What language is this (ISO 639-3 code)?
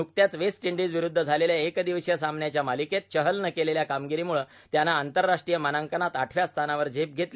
mar